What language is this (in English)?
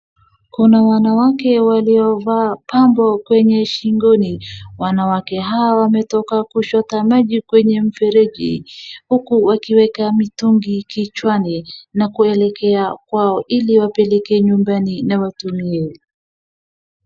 Swahili